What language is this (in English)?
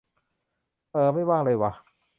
Thai